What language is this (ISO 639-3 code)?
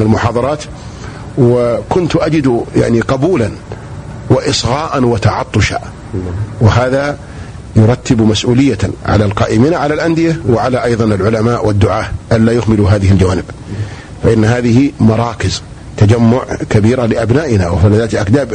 ara